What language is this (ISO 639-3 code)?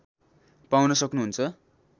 nep